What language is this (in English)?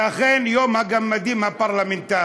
Hebrew